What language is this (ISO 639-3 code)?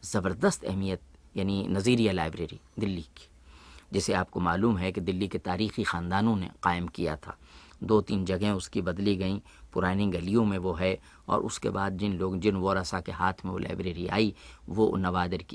hin